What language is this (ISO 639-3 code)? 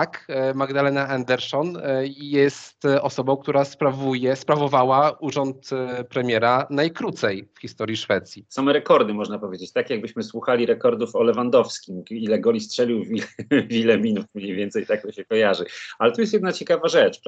pol